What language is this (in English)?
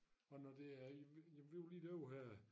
Danish